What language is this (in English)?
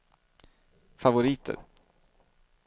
Swedish